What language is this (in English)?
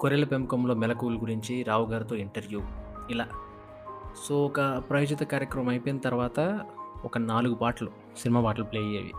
Telugu